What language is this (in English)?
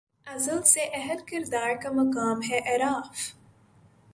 Urdu